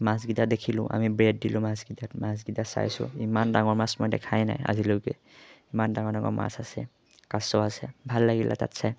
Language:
Assamese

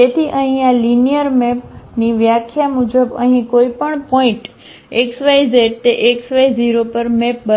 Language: Gujarati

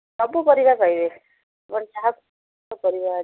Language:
Odia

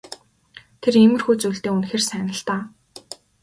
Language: Mongolian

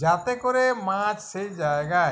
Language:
Bangla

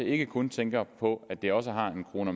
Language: Danish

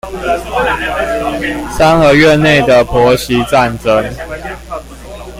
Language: Chinese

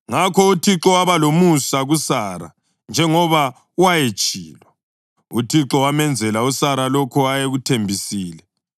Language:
North Ndebele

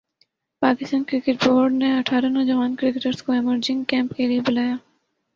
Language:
Urdu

